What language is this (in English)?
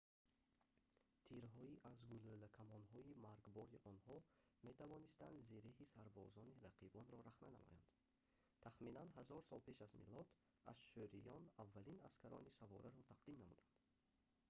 Tajik